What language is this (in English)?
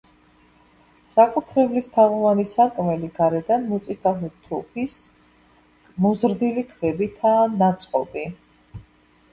Georgian